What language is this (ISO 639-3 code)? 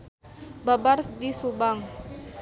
sun